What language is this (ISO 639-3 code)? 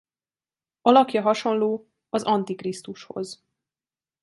hun